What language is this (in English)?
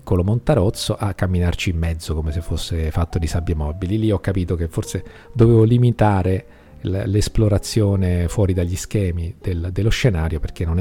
Italian